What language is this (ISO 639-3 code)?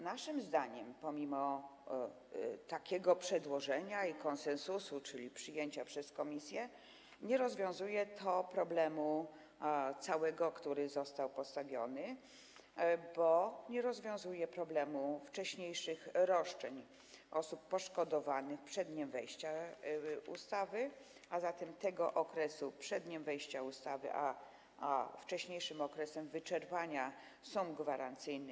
pol